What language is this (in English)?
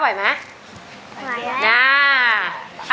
Thai